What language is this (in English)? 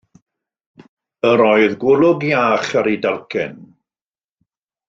Welsh